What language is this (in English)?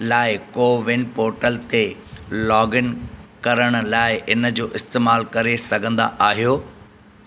Sindhi